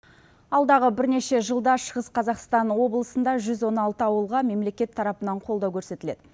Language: Kazakh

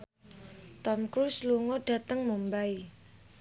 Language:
Javanese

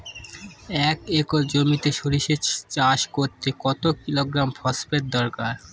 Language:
Bangla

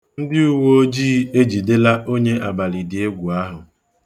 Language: Igbo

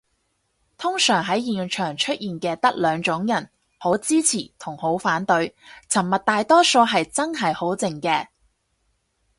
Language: Cantonese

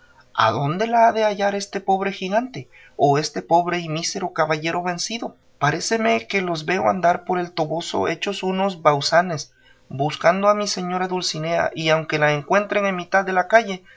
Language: Spanish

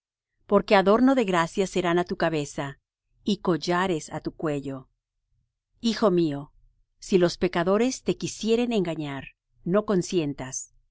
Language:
Spanish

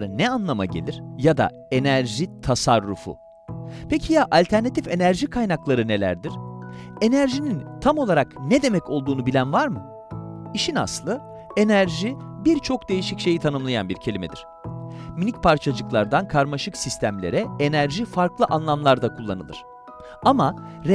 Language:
Turkish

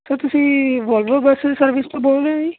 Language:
Punjabi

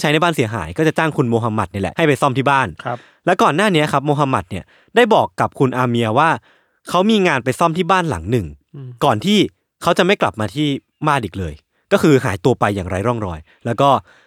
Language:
Thai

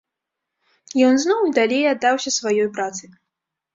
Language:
Belarusian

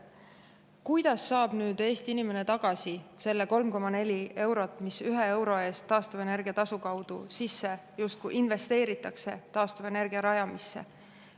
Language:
Estonian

